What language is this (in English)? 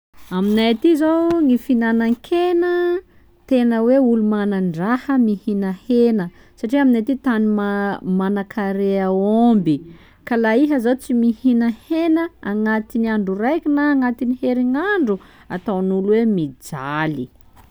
Sakalava Malagasy